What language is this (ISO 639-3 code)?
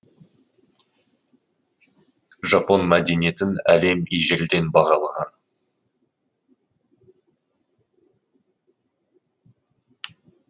kaz